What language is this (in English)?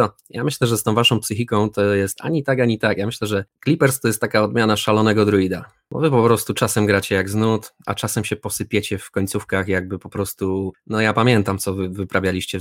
Polish